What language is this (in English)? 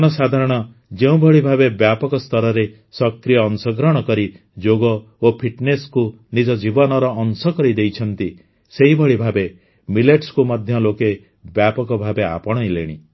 Odia